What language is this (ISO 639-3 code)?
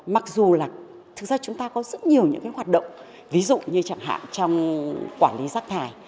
vie